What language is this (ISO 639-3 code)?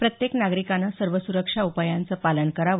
mar